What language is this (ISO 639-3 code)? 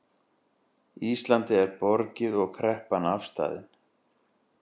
isl